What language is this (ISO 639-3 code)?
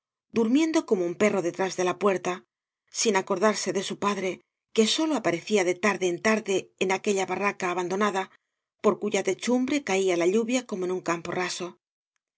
spa